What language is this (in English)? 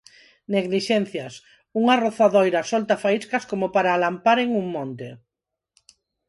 Galician